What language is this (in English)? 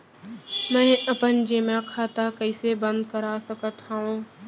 Chhattisgarhi